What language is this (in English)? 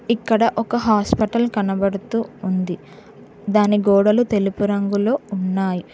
Telugu